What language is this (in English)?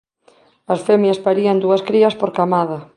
Galician